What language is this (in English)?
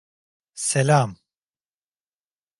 Turkish